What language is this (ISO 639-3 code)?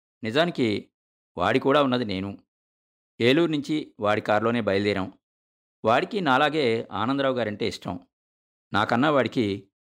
tel